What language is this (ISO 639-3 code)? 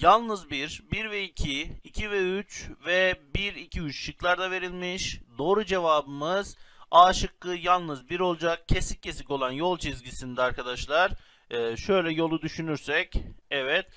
tur